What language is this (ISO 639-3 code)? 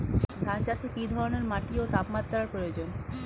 ben